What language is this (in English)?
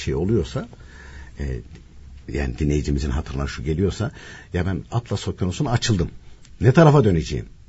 Turkish